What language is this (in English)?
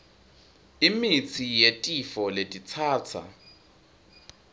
Swati